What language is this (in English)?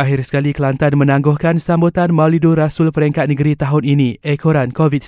Malay